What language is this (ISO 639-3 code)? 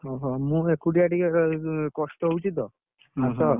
ori